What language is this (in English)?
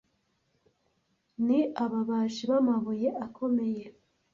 Kinyarwanda